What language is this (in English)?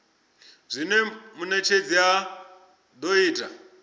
Venda